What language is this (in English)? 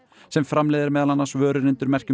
Icelandic